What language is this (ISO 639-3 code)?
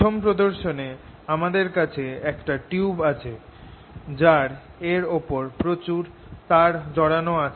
ben